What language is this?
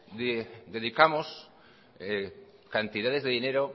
Spanish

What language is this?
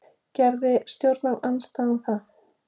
Icelandic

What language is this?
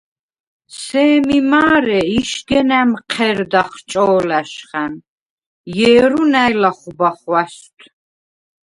Svan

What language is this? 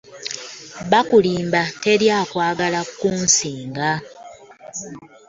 Ganda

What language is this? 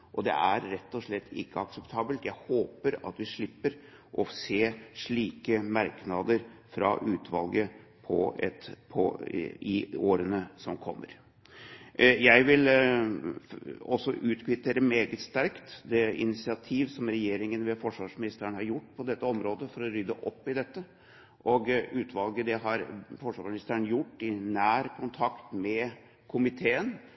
Norwegian Bokmål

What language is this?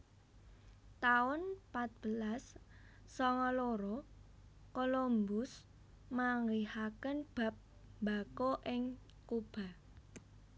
Javanese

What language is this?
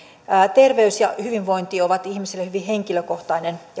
Finnish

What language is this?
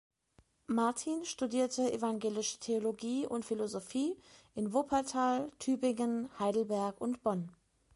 German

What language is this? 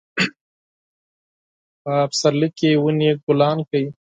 Pashto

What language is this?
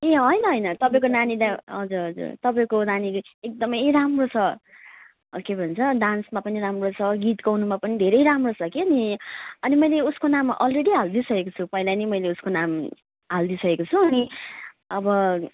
Nepali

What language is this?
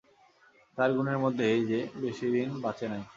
Bangla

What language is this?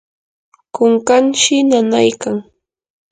Yanahuanca Pasco Quechua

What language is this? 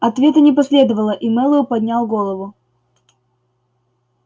Russian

